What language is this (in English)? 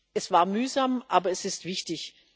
German